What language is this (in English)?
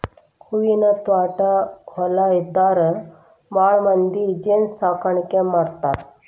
Kannada